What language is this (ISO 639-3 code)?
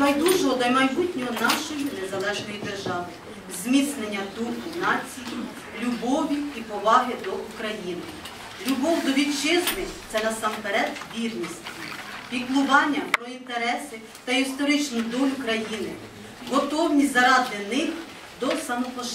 ukr